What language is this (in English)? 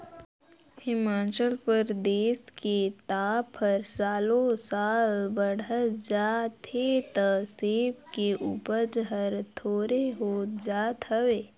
Chhattisgarhi